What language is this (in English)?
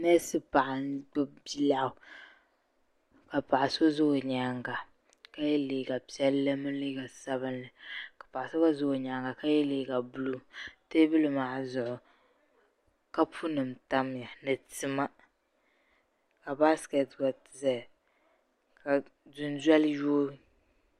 Dagbani